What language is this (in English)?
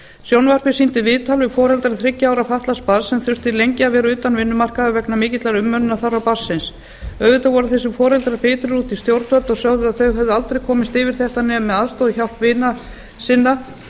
Icelandic